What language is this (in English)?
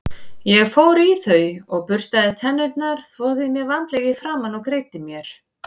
Icelandic